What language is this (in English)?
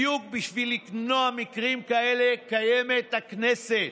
Hebrew